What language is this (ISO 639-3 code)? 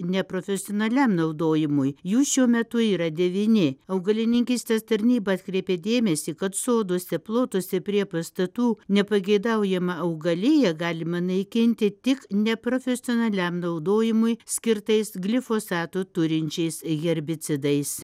lit